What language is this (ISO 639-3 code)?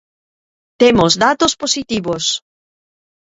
glg